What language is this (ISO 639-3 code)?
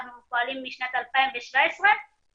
heb